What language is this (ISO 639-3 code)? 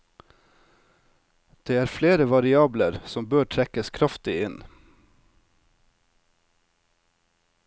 nor